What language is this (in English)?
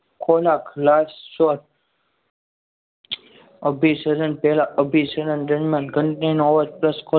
Gujarati